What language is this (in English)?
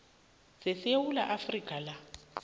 South Ndebele